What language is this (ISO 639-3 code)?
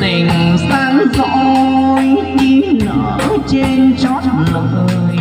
vie